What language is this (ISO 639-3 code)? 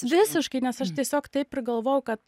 lit